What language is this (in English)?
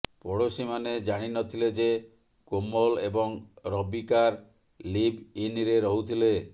Odia